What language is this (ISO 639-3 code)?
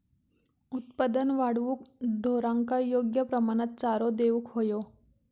mar